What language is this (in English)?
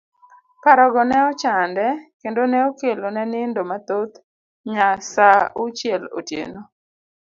Luo (Kenya and Tanzania)